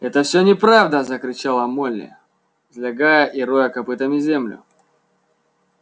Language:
Russian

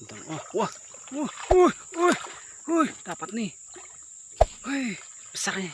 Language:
Indonesian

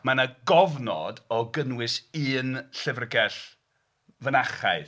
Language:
Welsh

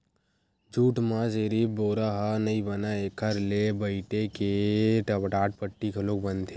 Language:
Chhattisgarhi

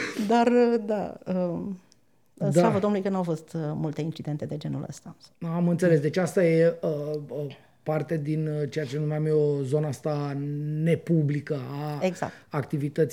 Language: Romanian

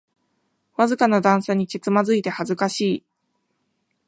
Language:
Japanese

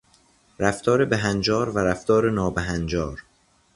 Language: Persian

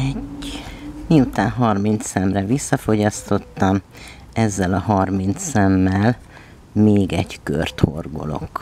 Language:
Hungarian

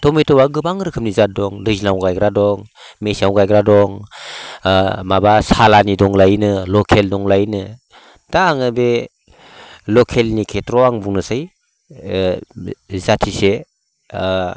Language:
Bodo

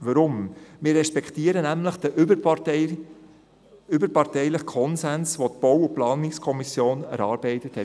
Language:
Swiss German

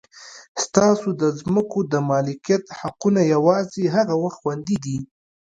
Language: Pashto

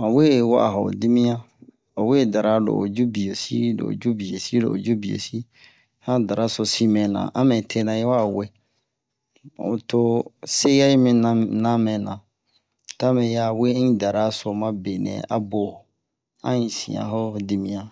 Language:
Bomu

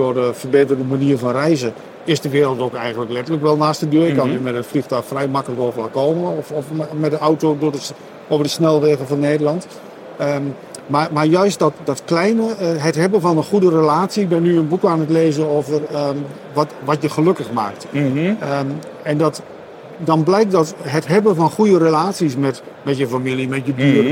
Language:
Dutch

